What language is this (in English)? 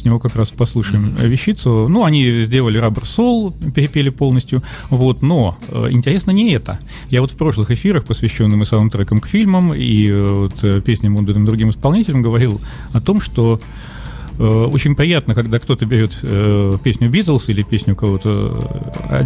Russian